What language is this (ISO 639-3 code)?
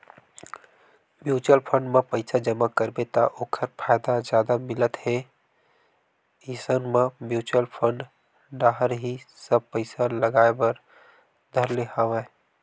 hne